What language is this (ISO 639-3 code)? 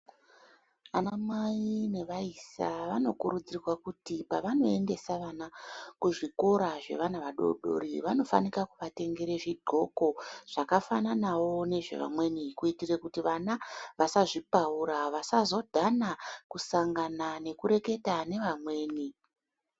ndc